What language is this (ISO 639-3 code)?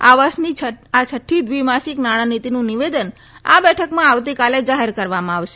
guj